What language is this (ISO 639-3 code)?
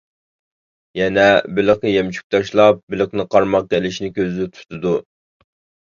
uig